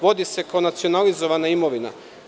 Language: Serbian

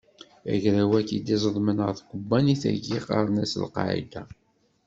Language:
Kabyle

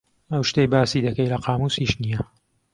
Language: Central Kurdish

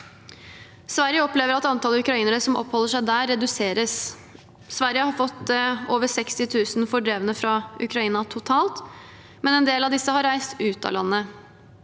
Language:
Norwegian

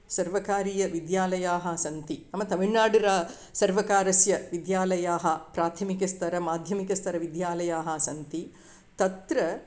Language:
Sanskrit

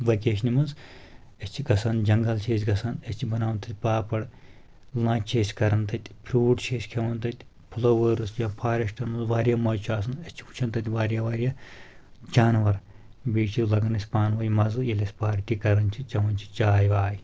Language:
Kashmiri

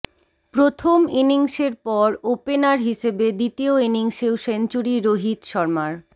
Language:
Bangla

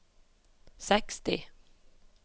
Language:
Norwegian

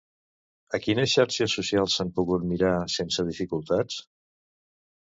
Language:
Catalan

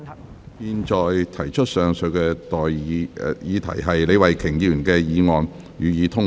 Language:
Cantonese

